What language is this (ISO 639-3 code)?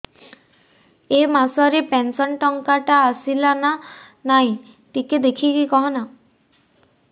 ori